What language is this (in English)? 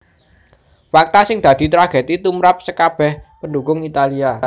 Javanese